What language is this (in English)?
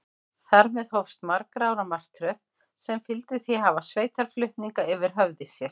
Icelandic